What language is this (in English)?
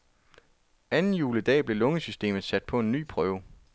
Danish